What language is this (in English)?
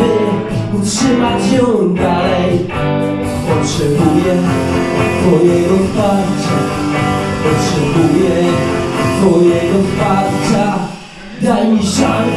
Polish